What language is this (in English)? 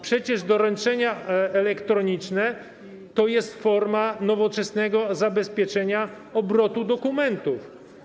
Polish